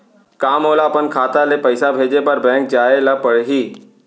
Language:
Chhattisgarhi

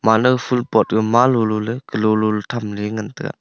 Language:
Wancho Naga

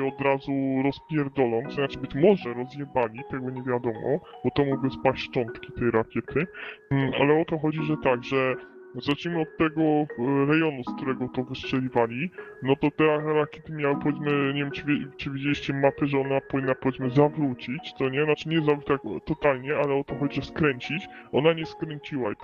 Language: Polish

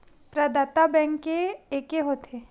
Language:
Chhattisgarhi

